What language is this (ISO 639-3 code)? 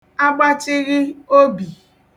ibo